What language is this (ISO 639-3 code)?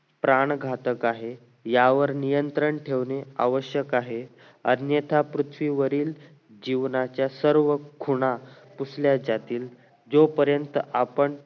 mar